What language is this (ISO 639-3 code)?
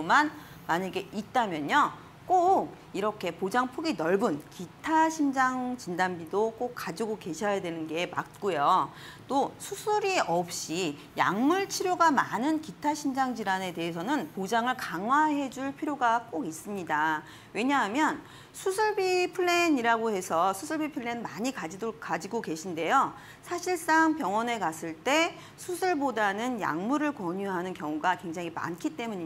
kor